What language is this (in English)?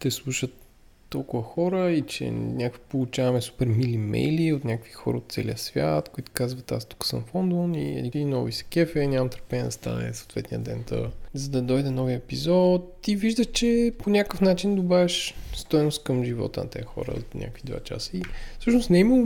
Bulgarian